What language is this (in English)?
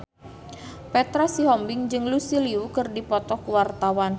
Sundanese